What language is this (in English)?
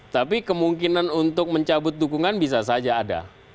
Indonesian